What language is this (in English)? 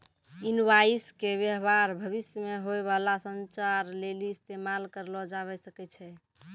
Maithili